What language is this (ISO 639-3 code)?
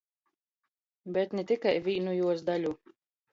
ltg